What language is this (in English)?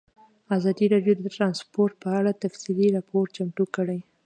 Pashto